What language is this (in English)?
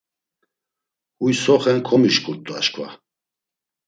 Laz